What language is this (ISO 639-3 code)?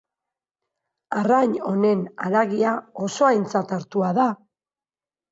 eus